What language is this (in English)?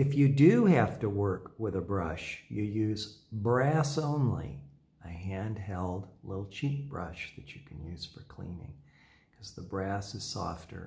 English